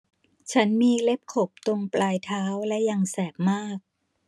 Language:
Thai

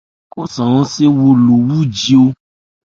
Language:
Ebrié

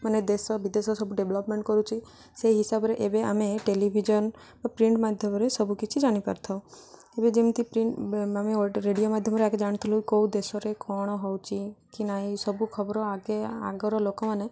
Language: Odia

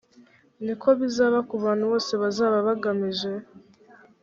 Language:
Kinyarwanda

